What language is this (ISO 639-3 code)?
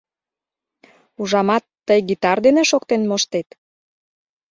chm